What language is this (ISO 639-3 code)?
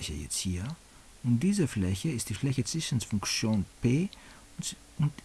deu